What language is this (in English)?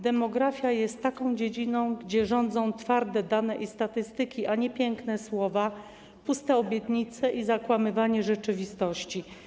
Polish